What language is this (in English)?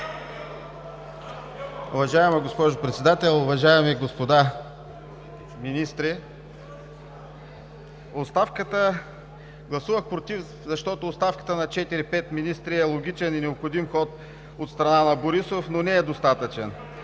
Bulgarian